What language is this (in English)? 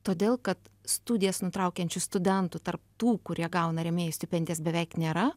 Lithuanian